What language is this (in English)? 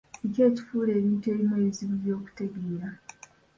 Ganda